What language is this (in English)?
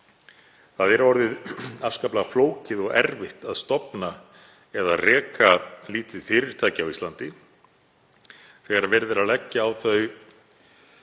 Icelandic